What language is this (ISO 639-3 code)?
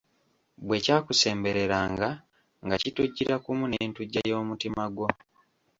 lug